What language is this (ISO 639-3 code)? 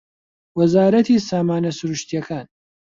ckb